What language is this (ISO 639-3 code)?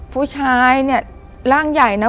tha